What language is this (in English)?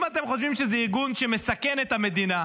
Hebrew